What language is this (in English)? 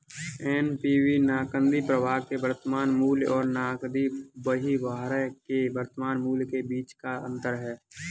Hindi